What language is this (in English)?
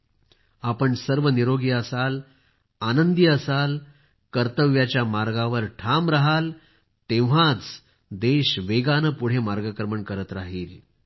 Marathi